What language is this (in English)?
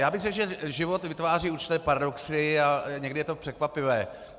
Czech